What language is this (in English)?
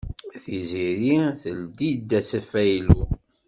Kabyle